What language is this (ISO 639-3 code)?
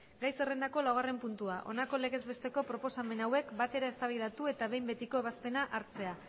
eus